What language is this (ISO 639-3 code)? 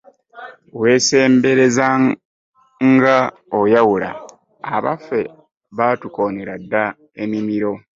lug